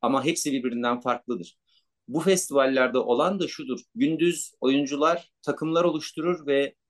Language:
Turkish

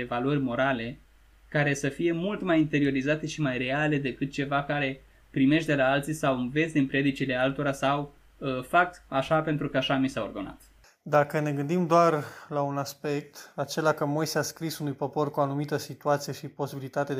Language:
Romanian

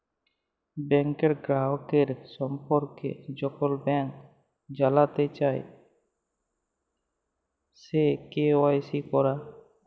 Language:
Bangla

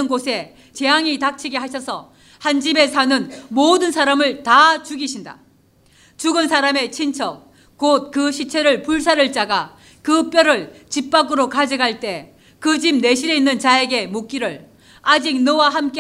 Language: Korean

